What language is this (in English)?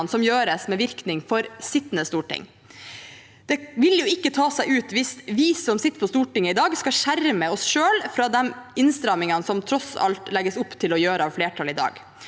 Norwegian